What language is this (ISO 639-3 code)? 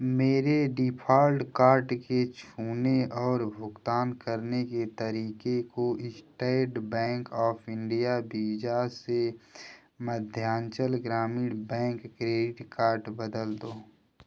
hin